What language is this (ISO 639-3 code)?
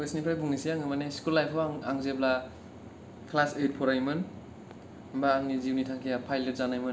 brx